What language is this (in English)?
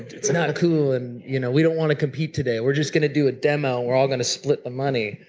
English